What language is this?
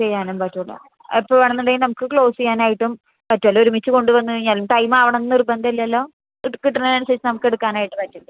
Malayalam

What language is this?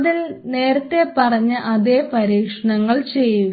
Malayalam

